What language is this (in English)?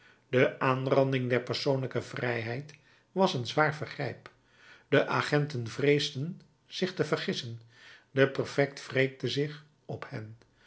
Dutch